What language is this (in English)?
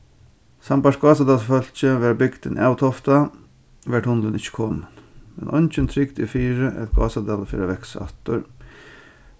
Faroese